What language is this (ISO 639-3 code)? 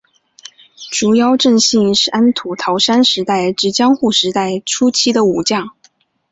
zho